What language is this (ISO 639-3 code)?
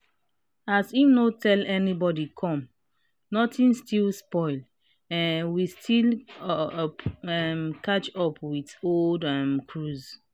pcm